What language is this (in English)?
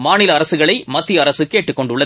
Tamil